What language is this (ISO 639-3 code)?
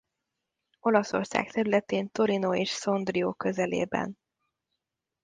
hun